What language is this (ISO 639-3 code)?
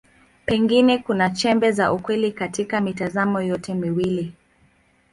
swa